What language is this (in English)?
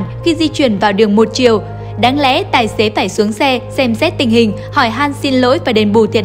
Vietnamese